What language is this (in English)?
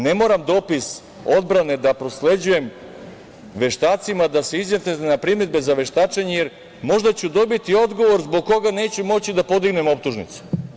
Serbian